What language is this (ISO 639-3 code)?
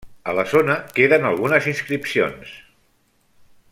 cat